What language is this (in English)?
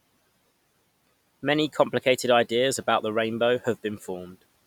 English